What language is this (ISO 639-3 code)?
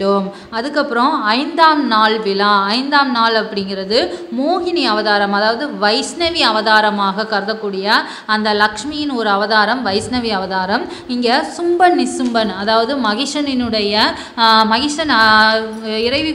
eng